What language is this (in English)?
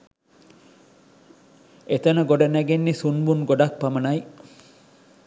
Sinhala